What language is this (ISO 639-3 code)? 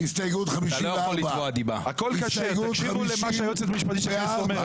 heb